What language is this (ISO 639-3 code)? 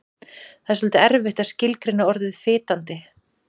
isl